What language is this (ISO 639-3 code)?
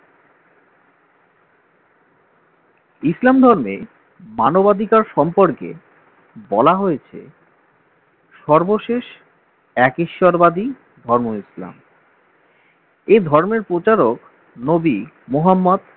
ben